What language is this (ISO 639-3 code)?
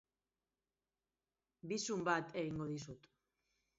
eus